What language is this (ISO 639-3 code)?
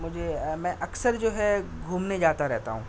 urd